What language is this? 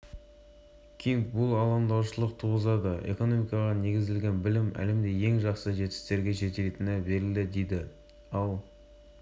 Kazakh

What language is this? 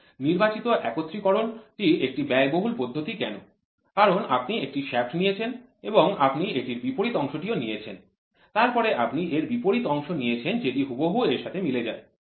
Bangla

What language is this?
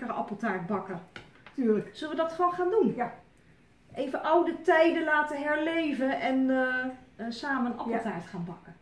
Dutch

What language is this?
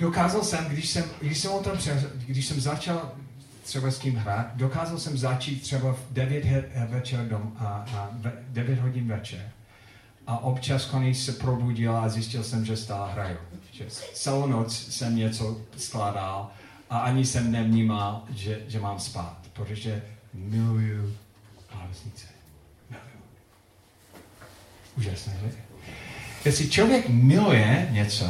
Czech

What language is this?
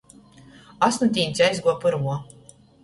Latgalian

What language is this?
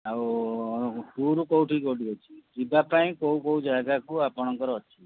Odia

